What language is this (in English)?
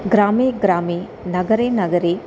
Sanskrit